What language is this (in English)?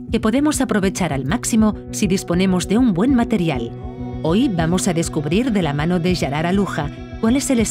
Spanish